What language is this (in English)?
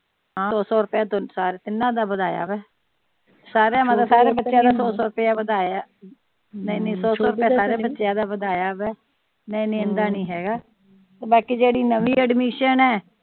Punjabi